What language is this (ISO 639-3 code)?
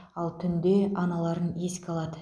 kaz